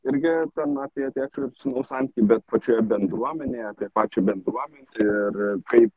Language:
Lithuanian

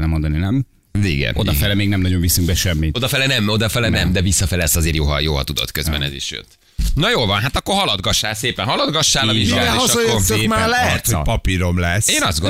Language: Hungarian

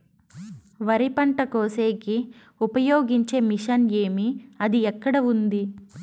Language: Telugu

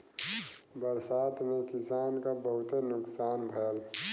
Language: Bhojpuri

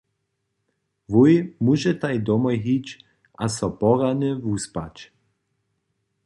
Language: Upper Sorbian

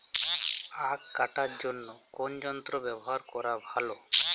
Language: Bangla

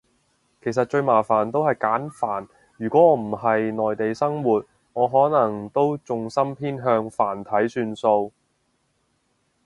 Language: Cantonese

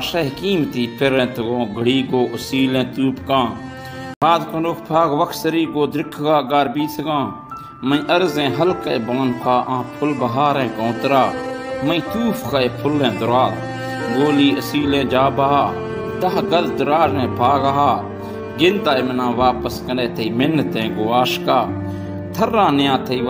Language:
Romanian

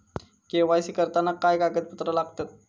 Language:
Marathi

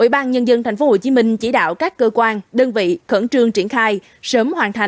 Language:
Vietnamese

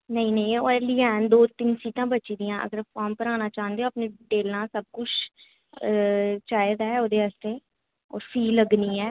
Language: Dogri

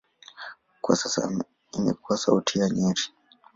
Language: Swahili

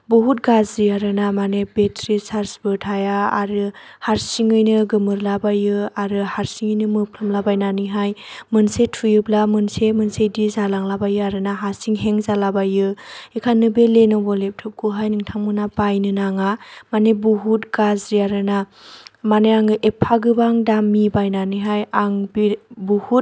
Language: Bodo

